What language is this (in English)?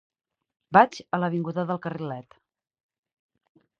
Catalan